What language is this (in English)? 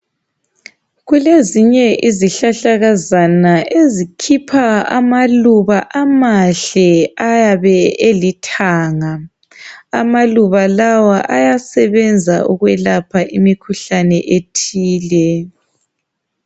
North Ndebele